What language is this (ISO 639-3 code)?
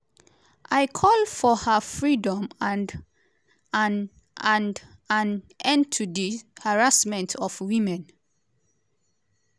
pcm